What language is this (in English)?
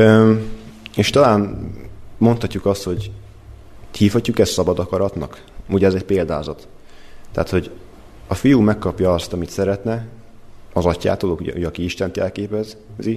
Hungarian